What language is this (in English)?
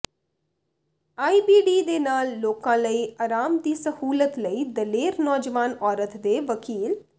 Punjabi